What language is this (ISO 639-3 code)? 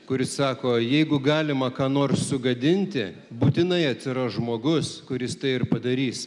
lit